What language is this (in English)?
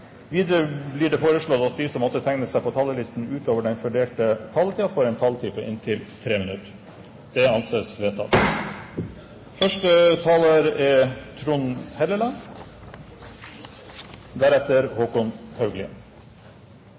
Norwegian Bokmål